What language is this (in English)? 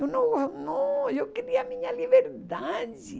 Portuguese